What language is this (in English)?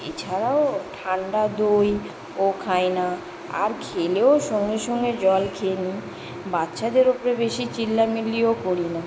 Bangla